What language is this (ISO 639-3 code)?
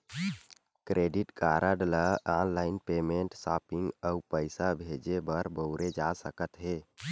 hne